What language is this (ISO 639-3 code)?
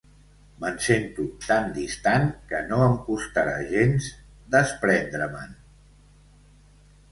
cat